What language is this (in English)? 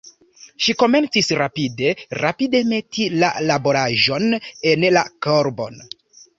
Esperanto